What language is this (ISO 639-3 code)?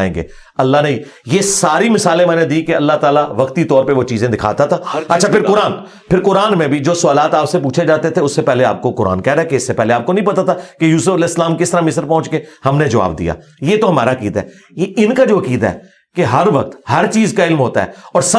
urd